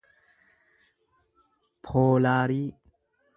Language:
Oromo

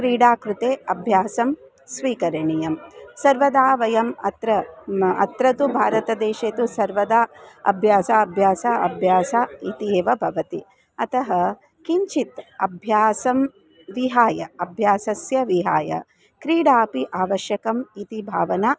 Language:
Sanskrit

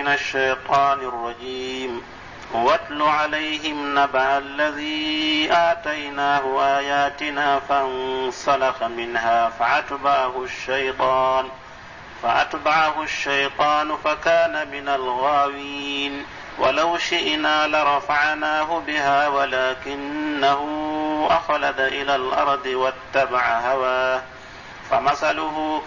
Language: Arabic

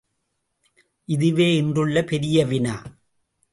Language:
Tamil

